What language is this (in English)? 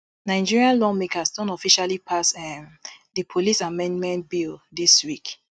Nigerian Pidgin